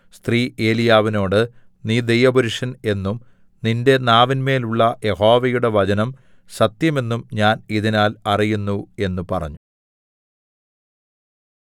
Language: Malayalam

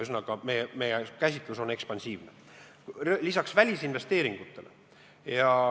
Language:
Estonian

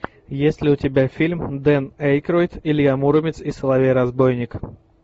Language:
Russian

